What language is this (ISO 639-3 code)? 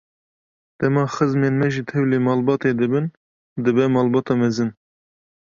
kur